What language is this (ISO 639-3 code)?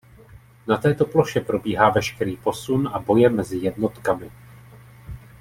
ces